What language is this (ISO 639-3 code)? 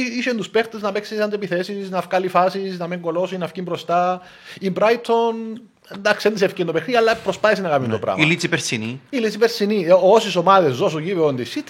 ell